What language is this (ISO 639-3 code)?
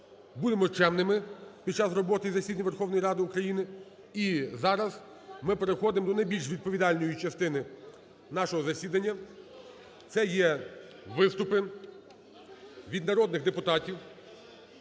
ukr